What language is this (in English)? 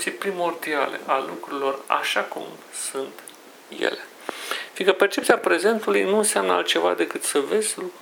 Romanian